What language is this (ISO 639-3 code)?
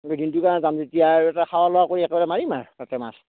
asm